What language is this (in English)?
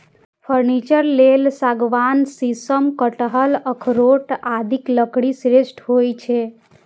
Maithili